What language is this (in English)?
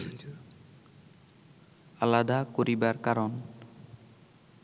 Bangla